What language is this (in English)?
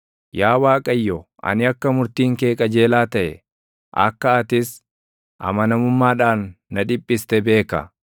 Oromo